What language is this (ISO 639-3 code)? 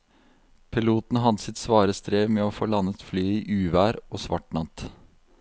nor